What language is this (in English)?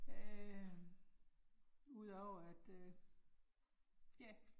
Danish